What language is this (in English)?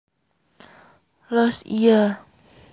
Javanese